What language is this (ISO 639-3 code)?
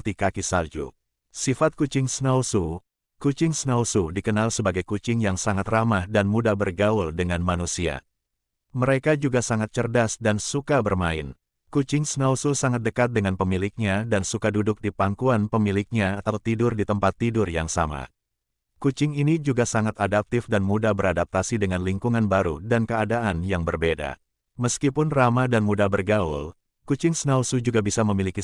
ind